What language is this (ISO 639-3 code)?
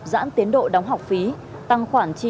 vie